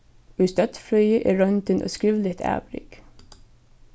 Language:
Faroese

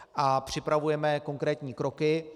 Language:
Czech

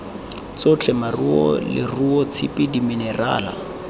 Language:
Tswana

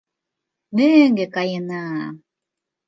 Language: Mari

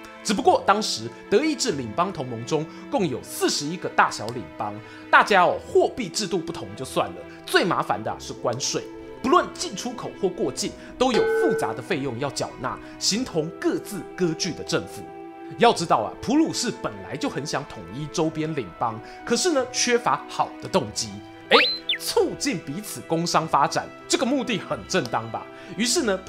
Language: Chinese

